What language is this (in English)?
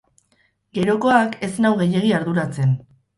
Basque